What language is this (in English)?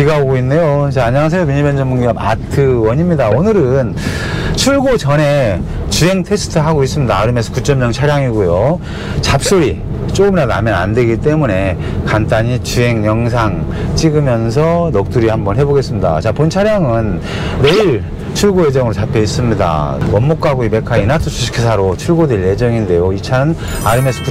Korean